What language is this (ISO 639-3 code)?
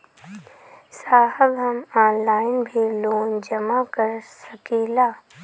bho